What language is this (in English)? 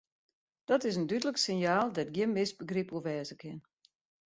Western Frisian